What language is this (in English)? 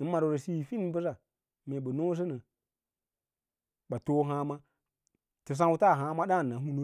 Lala-Roba